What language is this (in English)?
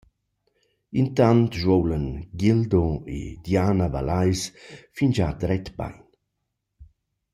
Romansh